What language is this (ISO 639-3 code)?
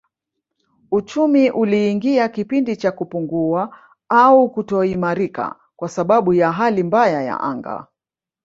swa